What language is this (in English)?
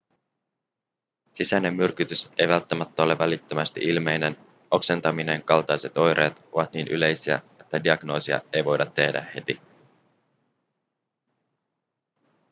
Finnish